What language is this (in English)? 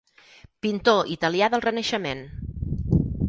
Catalan